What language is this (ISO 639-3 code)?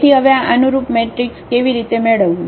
guj